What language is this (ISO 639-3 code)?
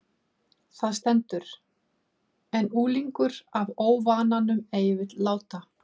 isl